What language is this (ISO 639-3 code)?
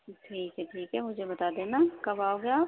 urd